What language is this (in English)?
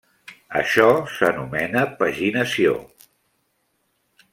Catalan